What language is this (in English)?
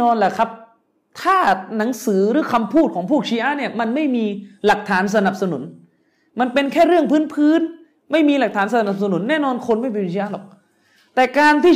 Thai